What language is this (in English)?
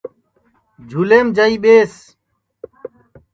Sansi